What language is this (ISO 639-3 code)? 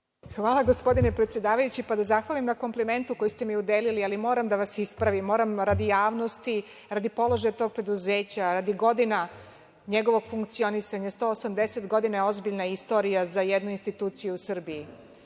srp